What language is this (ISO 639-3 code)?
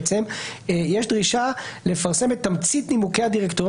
heb